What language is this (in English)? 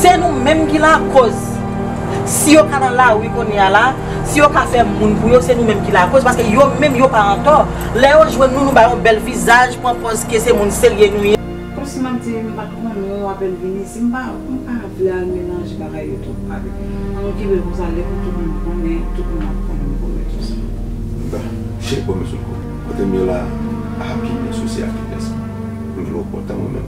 French